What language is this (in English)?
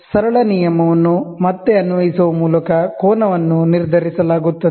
Kannada